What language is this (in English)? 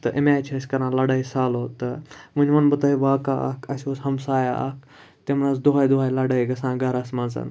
Kashmiri